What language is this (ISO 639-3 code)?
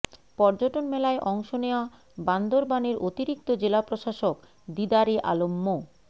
ben